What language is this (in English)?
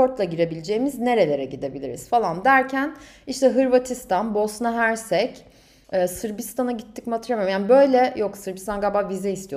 Turkish